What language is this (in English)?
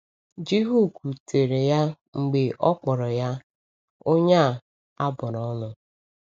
Igbo